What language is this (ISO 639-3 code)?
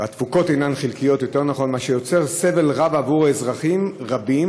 heb